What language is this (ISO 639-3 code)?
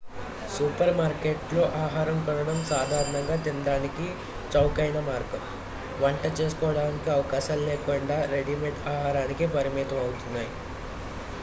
tel